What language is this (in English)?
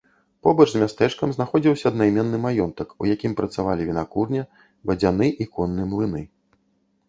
Belarusian